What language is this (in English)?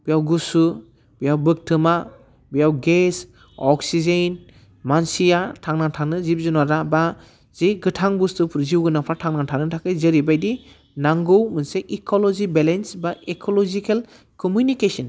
Bodo